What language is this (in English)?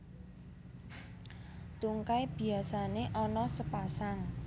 Javanese